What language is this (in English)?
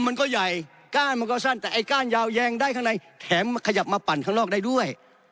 Thai